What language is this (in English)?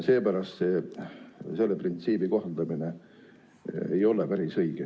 Estonian